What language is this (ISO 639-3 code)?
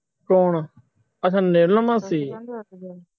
pan